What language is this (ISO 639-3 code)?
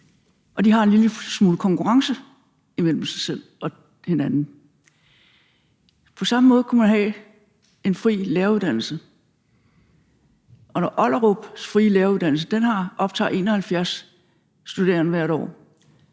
dan